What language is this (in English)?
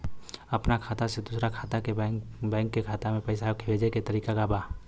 Bhojpuri